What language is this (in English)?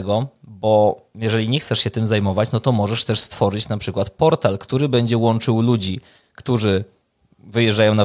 Polish